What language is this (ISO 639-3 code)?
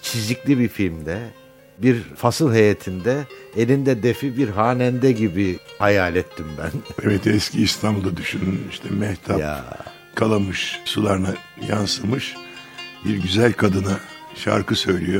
tur